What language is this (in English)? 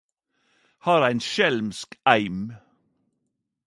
Norwegian Nynorsk